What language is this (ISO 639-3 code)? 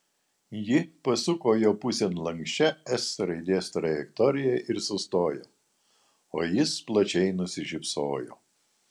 lit